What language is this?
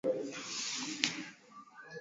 Swahili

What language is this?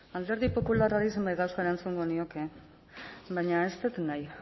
Basque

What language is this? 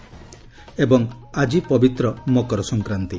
Odia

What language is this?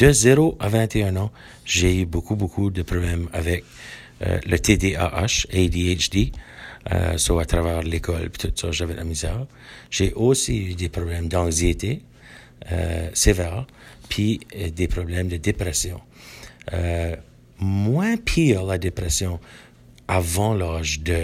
French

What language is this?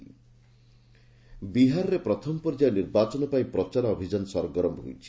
Odia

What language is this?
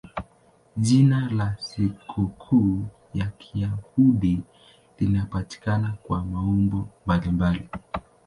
Swahili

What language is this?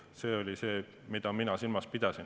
Estonian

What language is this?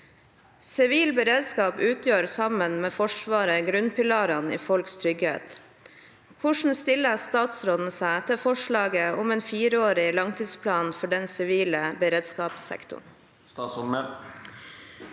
Norwegian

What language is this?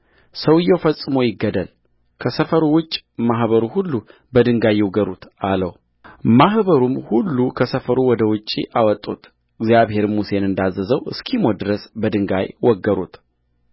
Amharic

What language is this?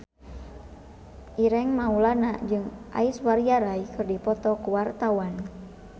Sundanese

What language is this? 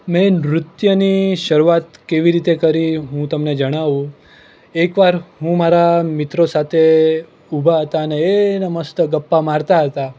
Gujarati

